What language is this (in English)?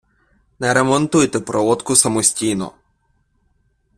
Ukrainian